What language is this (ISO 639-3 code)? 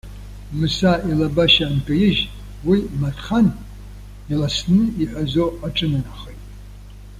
abk